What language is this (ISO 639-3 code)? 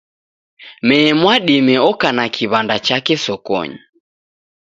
dav